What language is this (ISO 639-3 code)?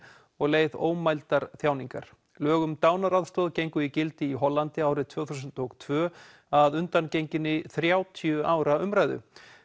isl